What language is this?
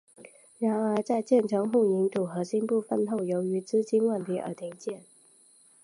Chinese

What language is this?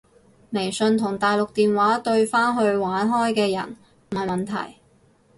Cantonese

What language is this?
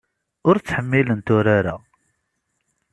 Kabyle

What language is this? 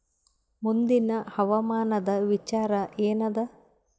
Kannada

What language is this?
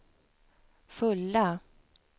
Swedish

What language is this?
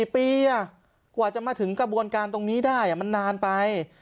Thai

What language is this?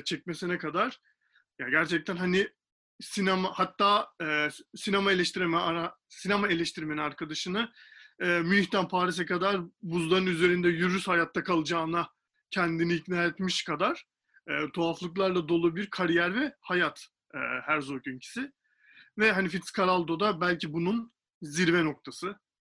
Turkish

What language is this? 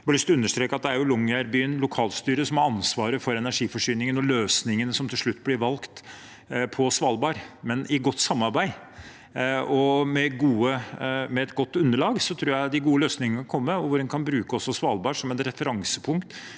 Norwegian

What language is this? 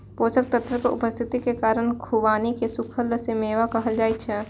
Maithili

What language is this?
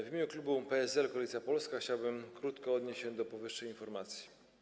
Polish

